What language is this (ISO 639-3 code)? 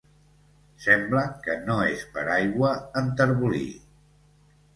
cat